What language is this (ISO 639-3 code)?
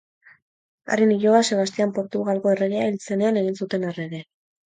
eus